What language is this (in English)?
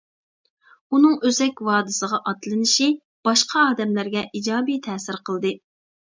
Uyghur